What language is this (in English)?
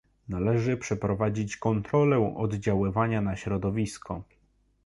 Polish